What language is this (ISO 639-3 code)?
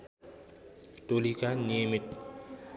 nep